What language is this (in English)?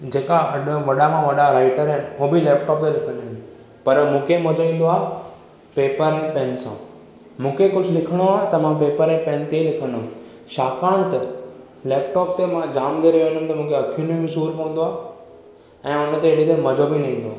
Sindhi